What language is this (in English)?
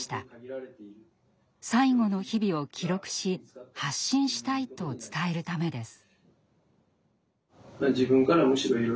Japanese